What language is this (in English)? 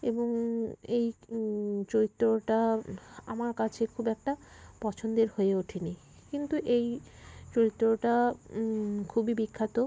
Bangla